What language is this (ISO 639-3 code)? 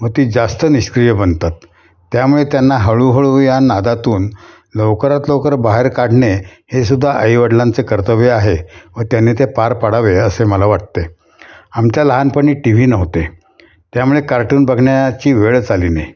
mar